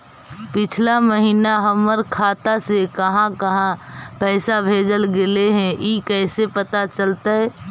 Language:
Magahi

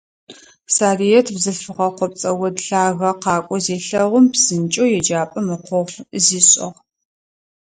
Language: Adyghe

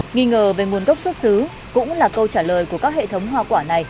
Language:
Vietnamese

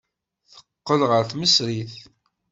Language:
Kabyle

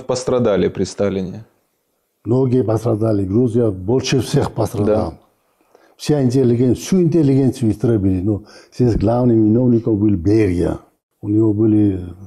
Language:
Russian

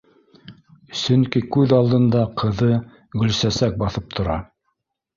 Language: Bashkir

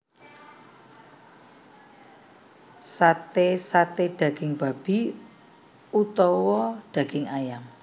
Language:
Javanese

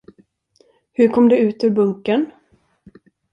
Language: Swedish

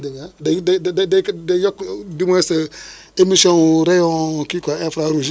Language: Wolof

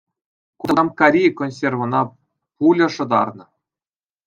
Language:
Chuvash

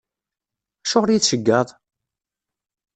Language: Kabyle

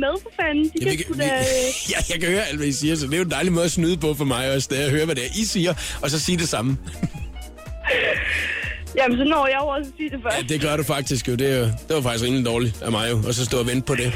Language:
Danish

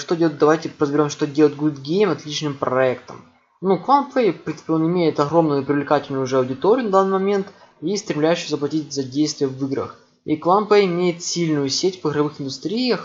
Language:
Russian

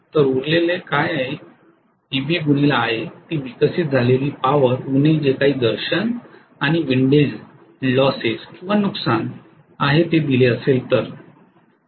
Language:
Marathi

